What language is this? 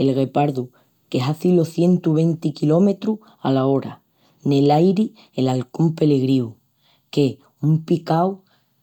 Extremaduran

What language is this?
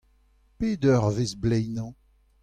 Breton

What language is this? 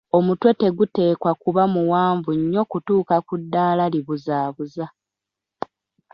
Ganda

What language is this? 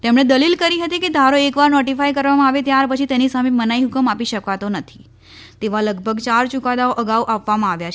Gujarati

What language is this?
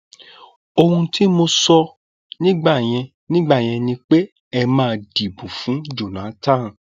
Yoruba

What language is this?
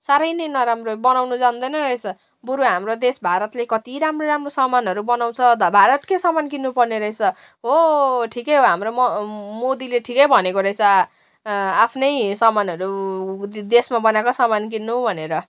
Nepali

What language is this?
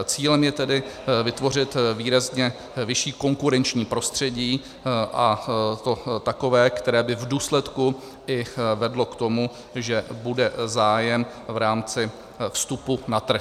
Czech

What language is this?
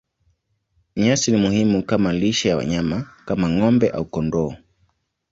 Swahili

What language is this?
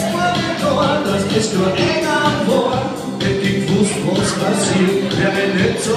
Ukrainian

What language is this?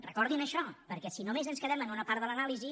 Catalan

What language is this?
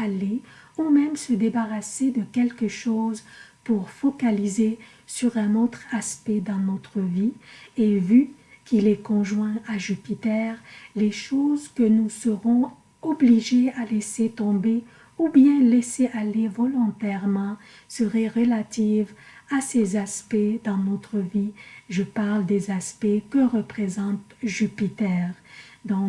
French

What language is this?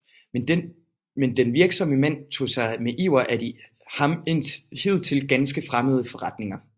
Danish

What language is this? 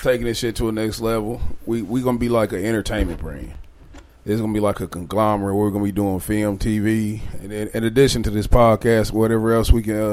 English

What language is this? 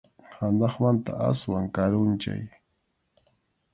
Arequipa-La Unión Quechua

